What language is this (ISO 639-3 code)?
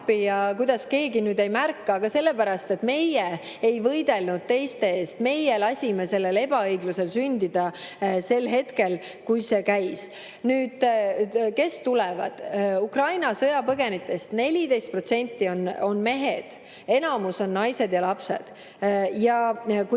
est